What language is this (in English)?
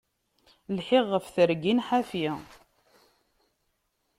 Kabyle